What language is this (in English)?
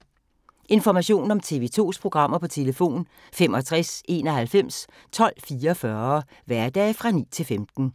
Danish